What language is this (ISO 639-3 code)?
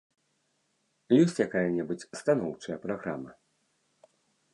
bel